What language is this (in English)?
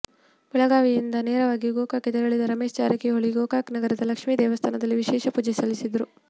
Kannada